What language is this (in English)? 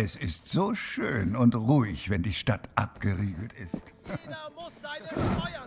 German